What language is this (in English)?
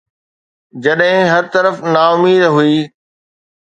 Sindhi